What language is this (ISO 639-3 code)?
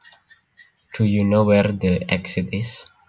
jav